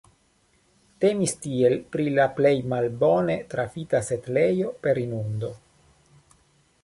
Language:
Esperanto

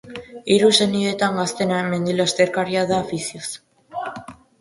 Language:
Basque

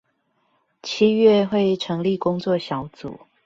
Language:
Chinese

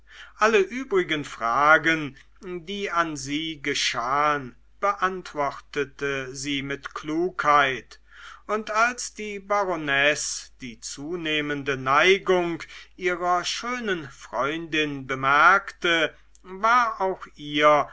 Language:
German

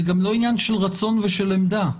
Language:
Hebrew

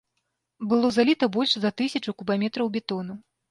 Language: Belarusian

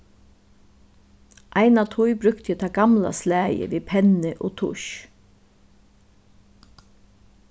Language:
Faroese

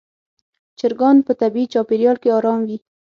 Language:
Pashto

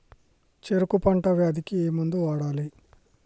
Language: Telugu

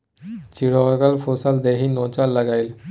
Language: Maithili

